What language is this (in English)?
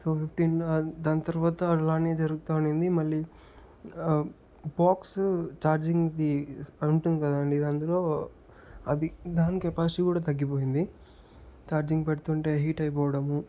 Telugu